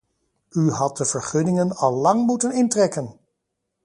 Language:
Dutch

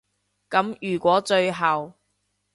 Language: Cantonese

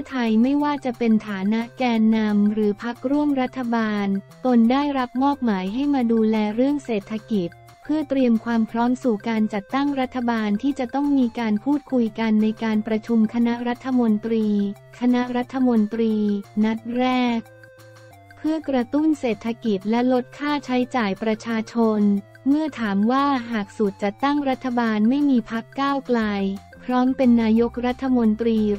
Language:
Thai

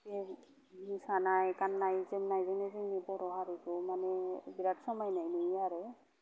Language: Bodo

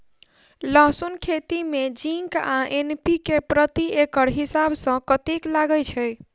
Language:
Maithili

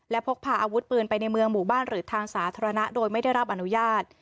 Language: Thai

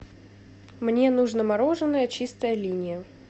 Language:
Russian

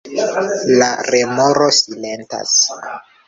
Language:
Esperanto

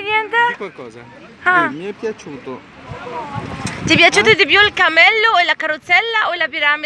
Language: Italian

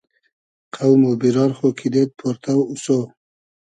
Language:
Hazaragi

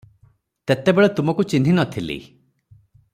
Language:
Odia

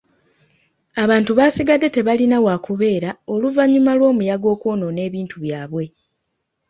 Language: Ganda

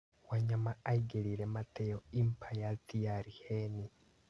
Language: Kikuyu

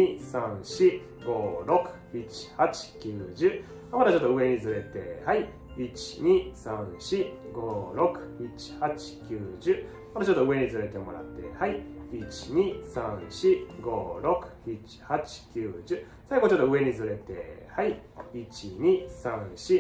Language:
Japanese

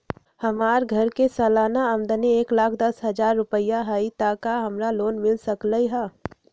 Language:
Magahi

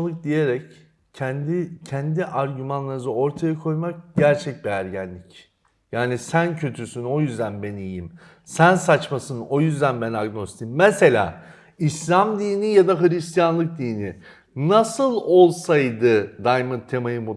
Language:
Turkish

